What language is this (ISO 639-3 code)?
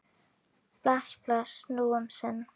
isl